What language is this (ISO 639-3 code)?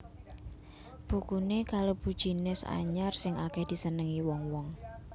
jav